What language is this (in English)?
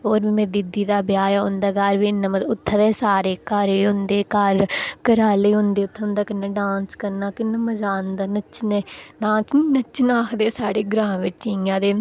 Dogri